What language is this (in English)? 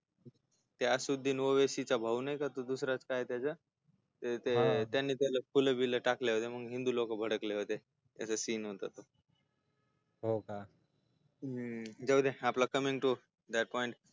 Marathi